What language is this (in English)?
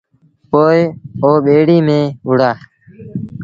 Sindhi Bhil